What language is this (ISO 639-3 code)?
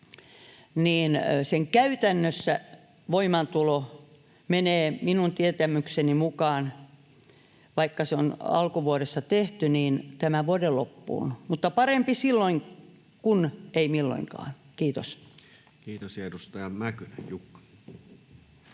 fin